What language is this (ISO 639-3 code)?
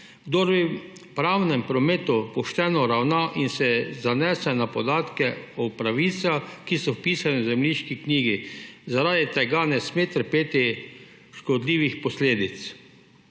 slv